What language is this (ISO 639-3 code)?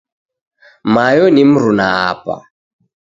dav